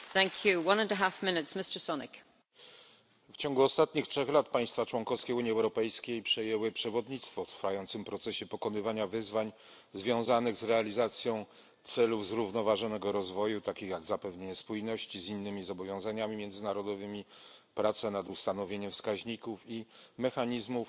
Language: Polish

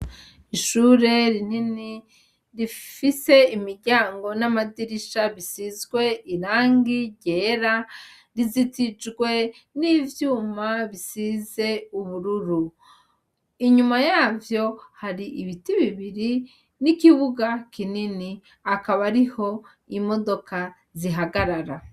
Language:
Rundi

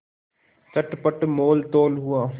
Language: Hindi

